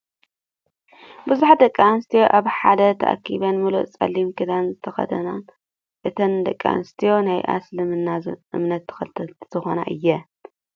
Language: Tigrinya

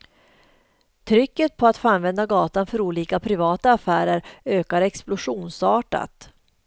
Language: Swedish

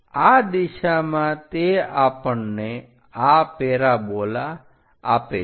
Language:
Gujarati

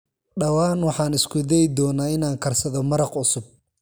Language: Somali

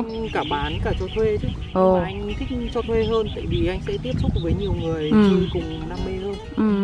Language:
Vietnamese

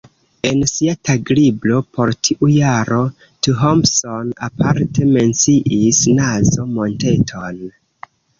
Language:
Esperanto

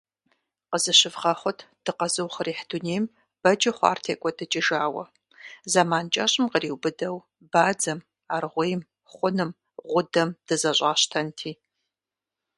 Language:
Kabardian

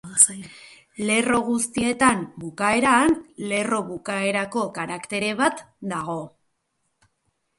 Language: Basque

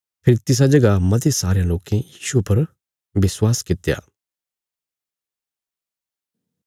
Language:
Bilaspuri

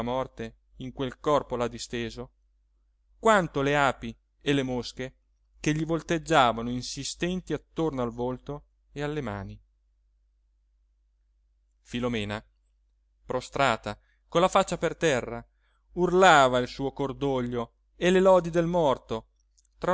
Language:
Italian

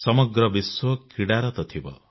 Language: Odia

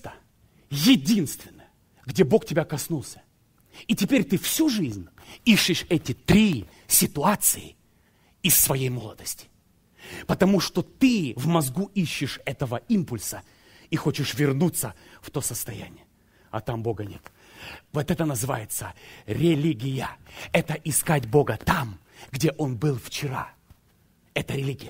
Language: Russian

